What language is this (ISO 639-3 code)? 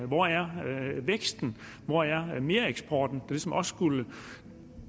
dan